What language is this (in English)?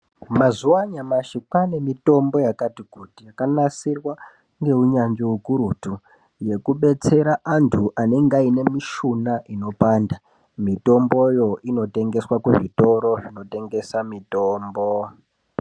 Ndau